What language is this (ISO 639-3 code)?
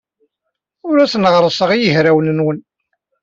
kab